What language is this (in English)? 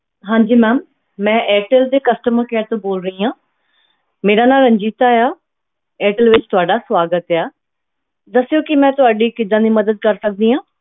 Punjabi